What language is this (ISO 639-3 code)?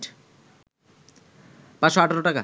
ben